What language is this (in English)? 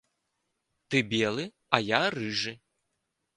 Belarusian